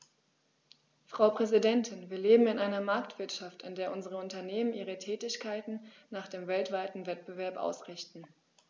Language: German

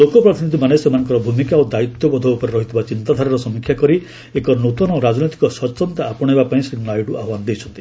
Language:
Odia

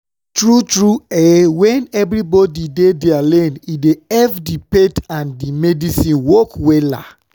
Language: Nigerian Pidgin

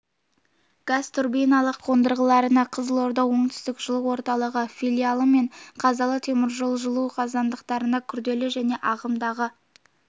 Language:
Kazakh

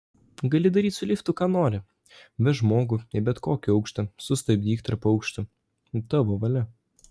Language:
Lithuanian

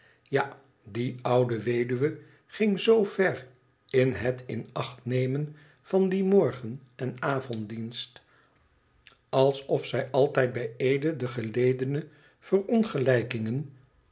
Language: Dutch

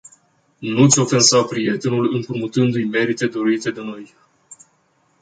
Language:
Romanian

